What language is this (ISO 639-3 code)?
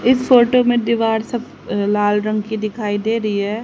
hin